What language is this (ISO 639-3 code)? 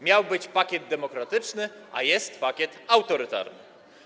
pol